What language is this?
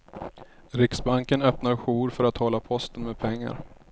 Swedish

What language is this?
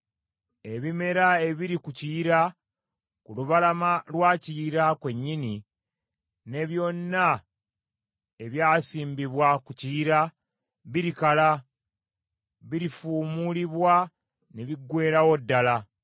Ganda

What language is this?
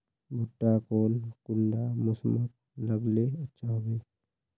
Magahi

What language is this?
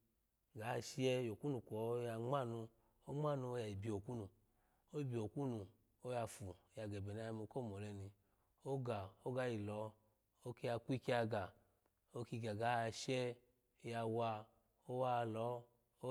Alago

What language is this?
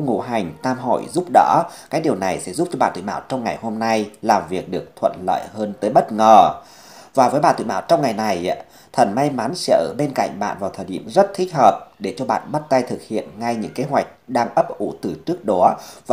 Vietnamese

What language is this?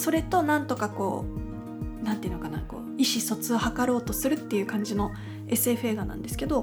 Japanese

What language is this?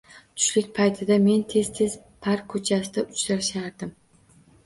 Uzbek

